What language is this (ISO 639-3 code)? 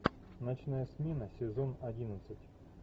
rus